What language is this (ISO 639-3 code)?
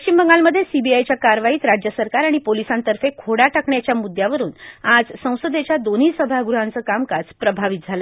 mar